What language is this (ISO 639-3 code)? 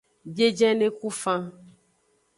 ajg